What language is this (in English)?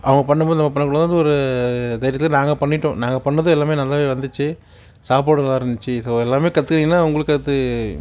Tamil